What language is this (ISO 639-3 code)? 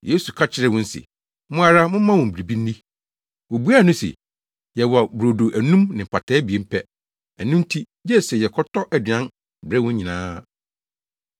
aka